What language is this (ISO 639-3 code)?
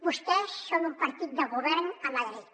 cat